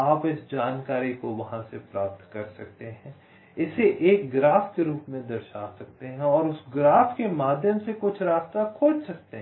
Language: Hindi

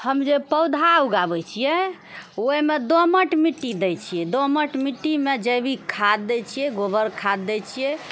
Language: Maithili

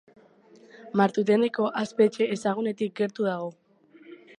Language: Basque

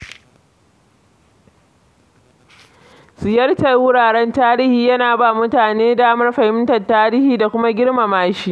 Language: Hausa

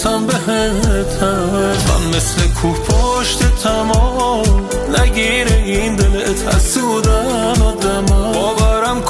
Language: Persian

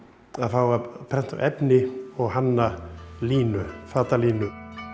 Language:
Icelandic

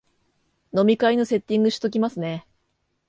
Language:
Japanese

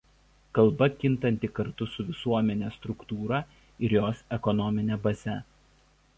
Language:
Lithuanian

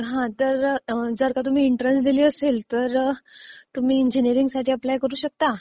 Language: Marathi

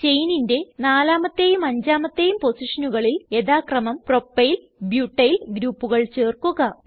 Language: Malayalam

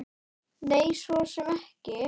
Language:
Icelandic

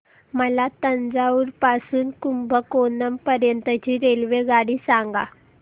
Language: Marathi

